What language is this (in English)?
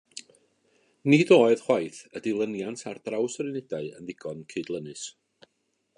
Welsh